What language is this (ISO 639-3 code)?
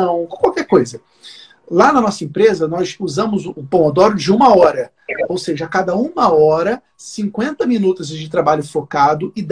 por